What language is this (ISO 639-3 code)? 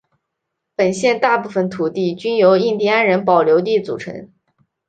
zho